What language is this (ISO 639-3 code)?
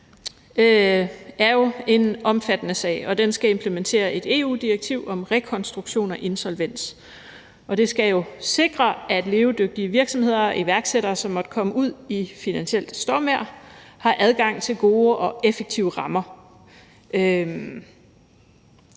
dan